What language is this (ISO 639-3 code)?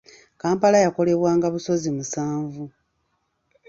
lug